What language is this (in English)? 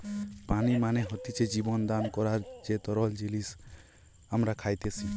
Bangla